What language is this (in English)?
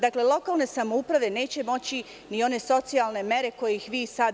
Serbian